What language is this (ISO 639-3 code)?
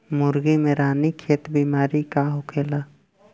bho